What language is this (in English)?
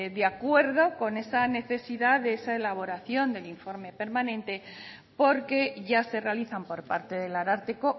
Spanish